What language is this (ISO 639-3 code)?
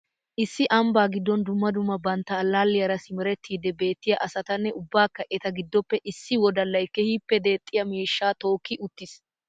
wal